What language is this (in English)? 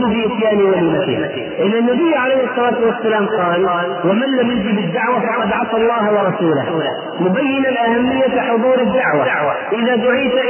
Arabic